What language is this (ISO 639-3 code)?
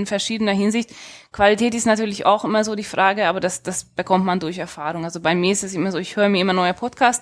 deu